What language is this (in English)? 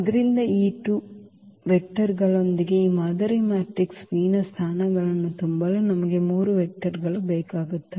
Kannada